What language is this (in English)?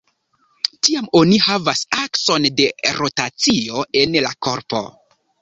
Esperanto